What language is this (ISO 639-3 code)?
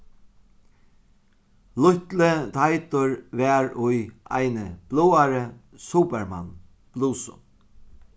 fao